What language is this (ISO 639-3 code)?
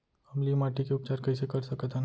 hne